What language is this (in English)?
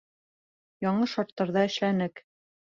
Bashkir